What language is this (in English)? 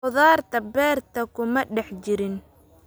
Somali